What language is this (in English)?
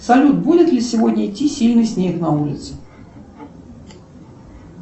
Russian